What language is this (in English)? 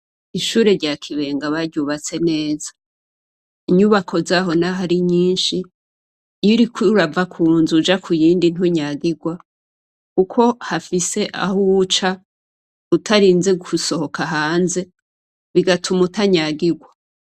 Rundi